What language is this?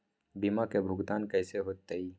Magahi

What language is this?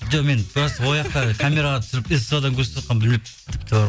Kazakh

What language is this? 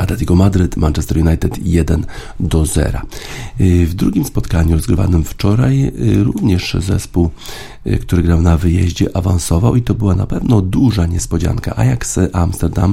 Polish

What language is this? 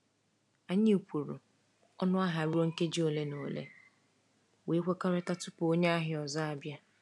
Igbo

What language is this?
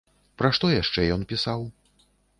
Belarusian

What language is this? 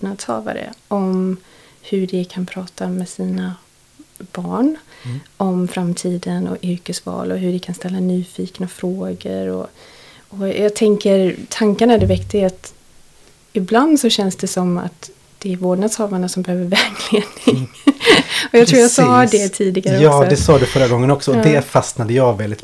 Swedish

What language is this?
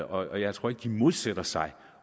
Danish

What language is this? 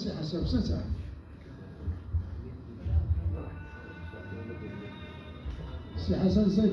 Arabic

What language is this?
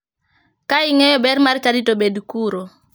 Luo (Kenya and Tanzania)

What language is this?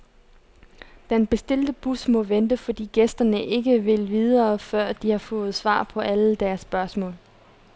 Danish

